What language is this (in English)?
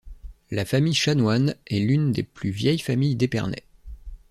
French